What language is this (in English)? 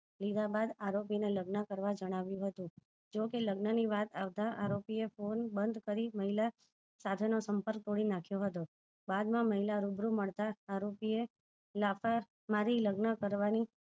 Gujarati